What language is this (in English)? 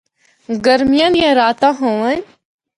Northern Hindko